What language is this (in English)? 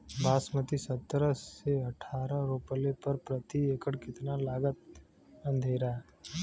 Bhojpuri